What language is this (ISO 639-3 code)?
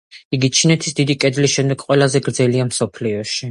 kat